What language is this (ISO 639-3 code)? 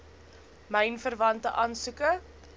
afr